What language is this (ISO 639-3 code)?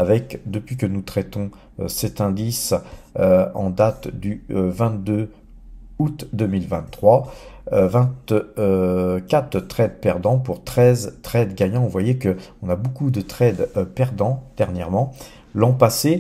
fra